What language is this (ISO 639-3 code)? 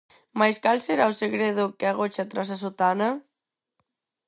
glg